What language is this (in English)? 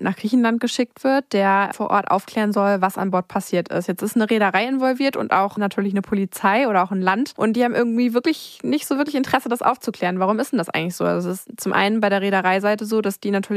German